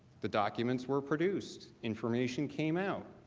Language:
English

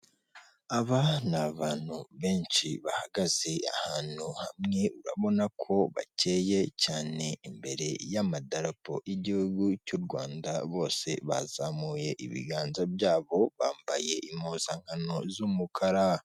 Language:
Kinyarwanda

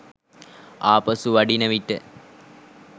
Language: Sinhala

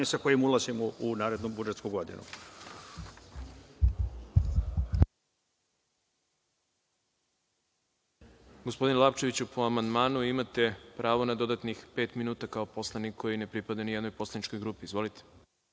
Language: Serbian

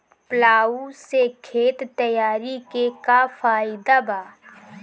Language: Bhojpuri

